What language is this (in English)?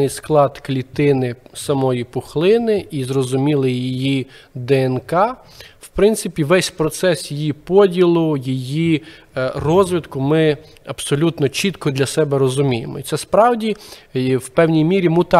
Ukrainian